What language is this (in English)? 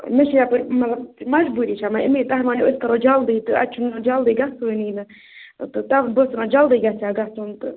Kashmiri